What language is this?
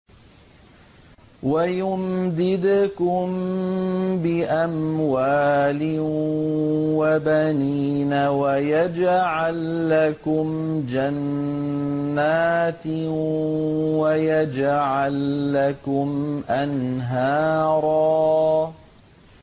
Arabic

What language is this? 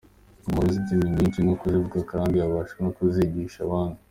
Kinyarwanda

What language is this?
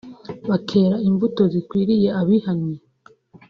Kinyarwanda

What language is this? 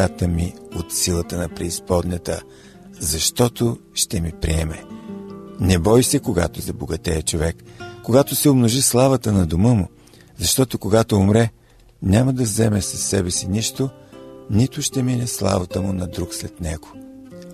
Bulgarian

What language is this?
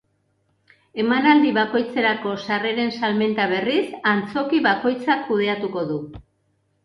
Basque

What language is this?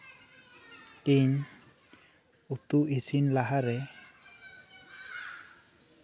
Santali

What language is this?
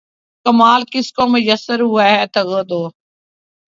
Urdu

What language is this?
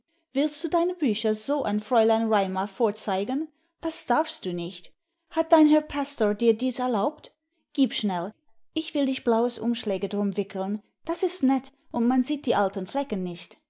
German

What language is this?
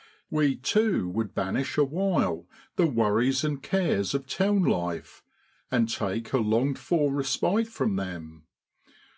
English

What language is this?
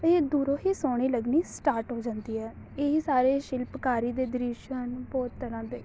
Punjabi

